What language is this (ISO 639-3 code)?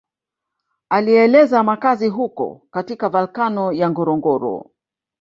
swa